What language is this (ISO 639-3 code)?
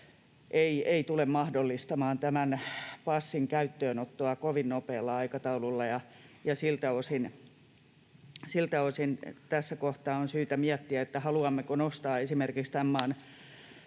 fin